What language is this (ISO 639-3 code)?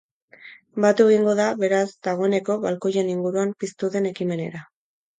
eus